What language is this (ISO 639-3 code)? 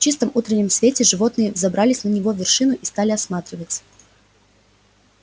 rus